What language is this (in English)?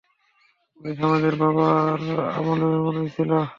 Bangla